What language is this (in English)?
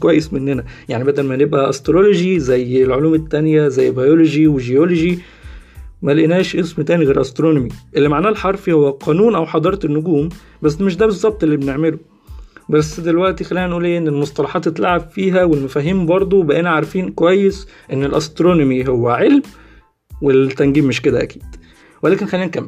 Arabic